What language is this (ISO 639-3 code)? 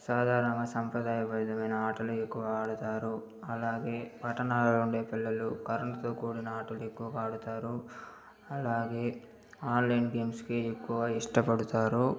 tel